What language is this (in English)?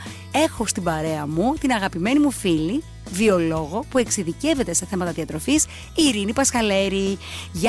Greek